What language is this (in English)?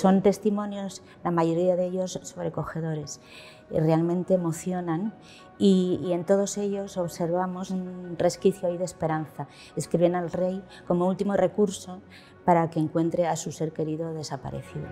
Spanish